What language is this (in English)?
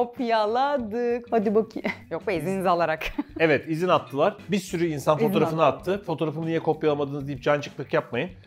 Turkish